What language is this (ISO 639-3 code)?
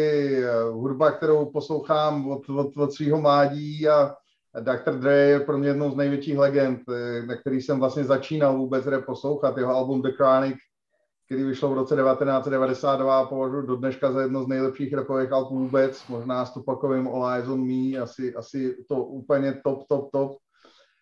ces